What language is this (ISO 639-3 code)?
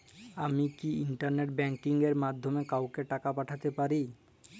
ben